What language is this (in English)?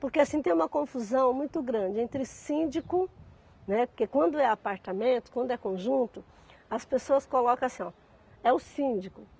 Portuguese